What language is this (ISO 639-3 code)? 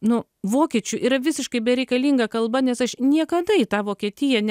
lit